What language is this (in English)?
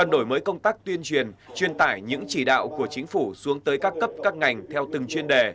Vietnamese